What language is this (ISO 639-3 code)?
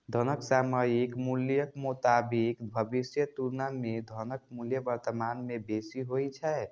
mai